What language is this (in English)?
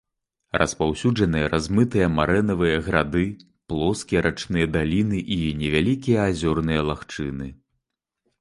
Belarusian